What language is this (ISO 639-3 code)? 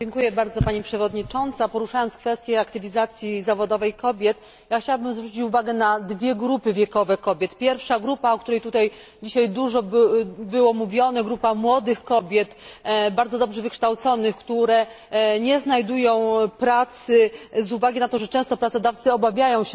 pol